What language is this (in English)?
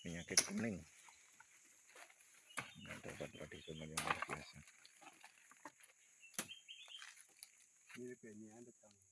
Indonesian